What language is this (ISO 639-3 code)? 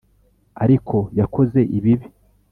kin